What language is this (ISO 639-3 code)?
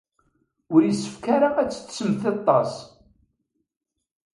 kab